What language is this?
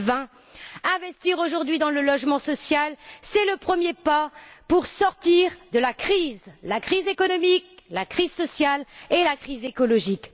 French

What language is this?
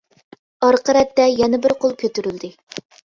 Uyghur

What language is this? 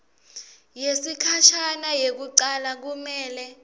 Swati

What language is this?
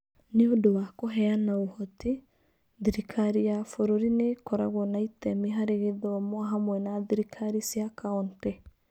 Kikuyu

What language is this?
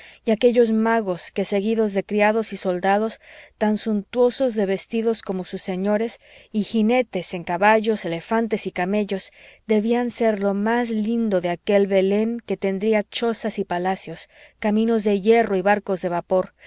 Spanish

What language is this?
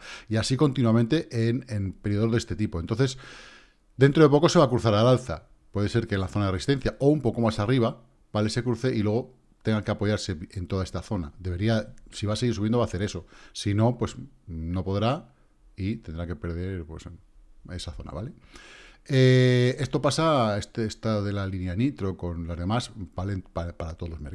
Spanish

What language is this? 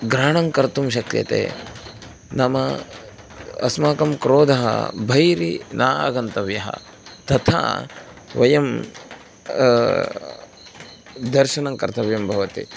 Sanskrit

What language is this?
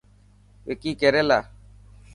Dhatki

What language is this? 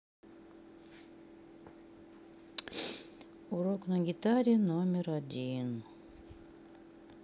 Russian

